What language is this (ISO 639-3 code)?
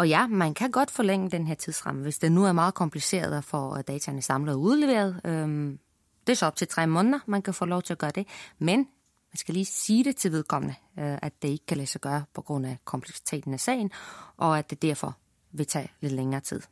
dan